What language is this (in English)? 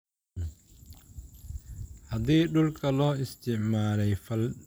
Somali